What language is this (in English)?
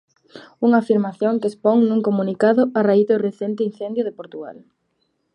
Galician